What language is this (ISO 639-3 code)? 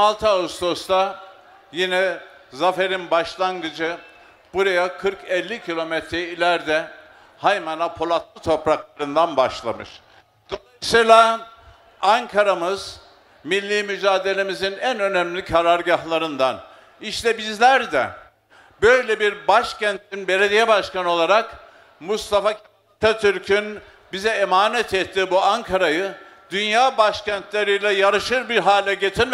tur